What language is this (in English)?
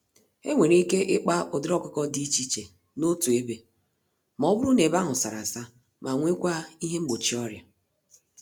Igbo